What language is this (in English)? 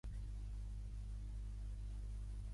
Catalan